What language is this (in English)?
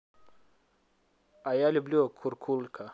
Russian